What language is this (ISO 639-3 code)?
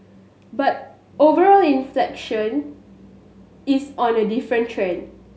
eng